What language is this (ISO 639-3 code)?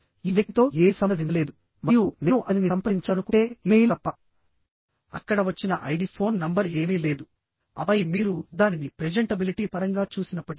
tel